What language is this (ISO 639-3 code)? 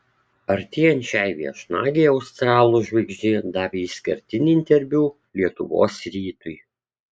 lit